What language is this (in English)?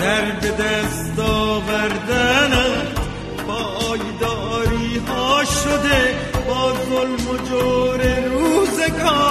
Persian